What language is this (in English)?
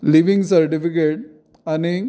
Konkani